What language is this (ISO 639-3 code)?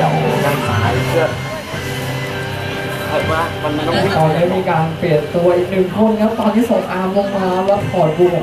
tha